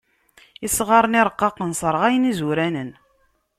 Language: Kabyle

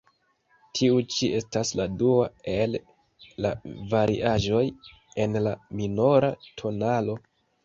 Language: Esperanto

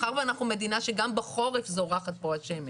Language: Hebrew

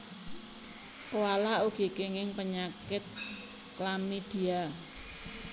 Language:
Javanese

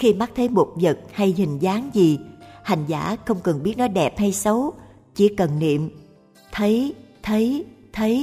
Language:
Vietnamese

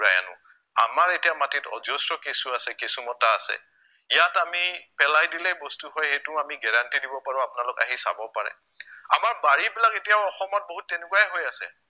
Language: Assamese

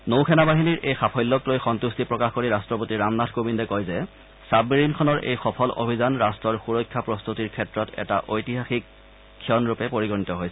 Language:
Assamese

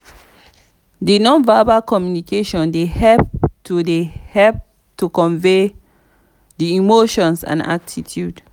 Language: Nigerian Pidgin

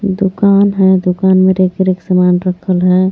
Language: Hindi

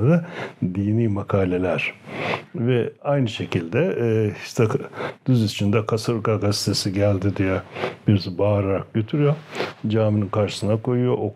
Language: Turkish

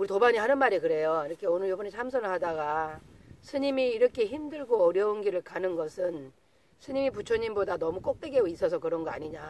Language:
Korean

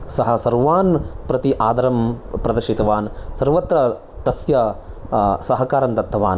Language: Sanskrit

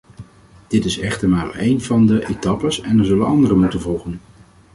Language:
Dutch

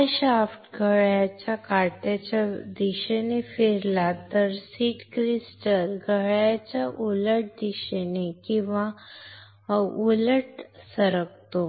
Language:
Marathi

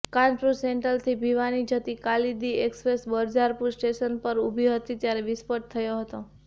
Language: Gujarati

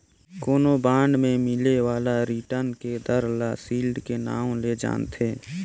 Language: Chhattisgarhi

